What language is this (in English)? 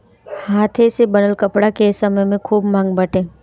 Bhojpuri